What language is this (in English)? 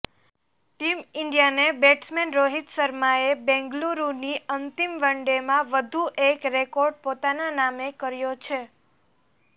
Gujarati